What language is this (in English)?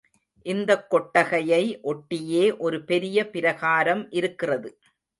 Tamil